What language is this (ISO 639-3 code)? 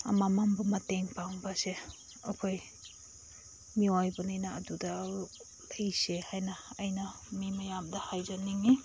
mni